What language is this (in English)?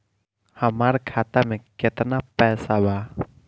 Bhojpuri